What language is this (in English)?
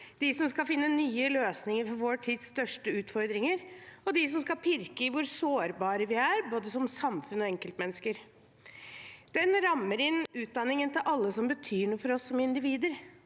Norwegian